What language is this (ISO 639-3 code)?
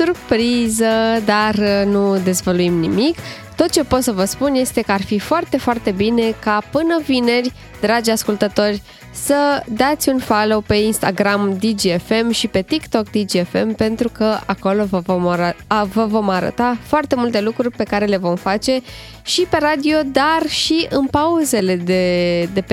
ron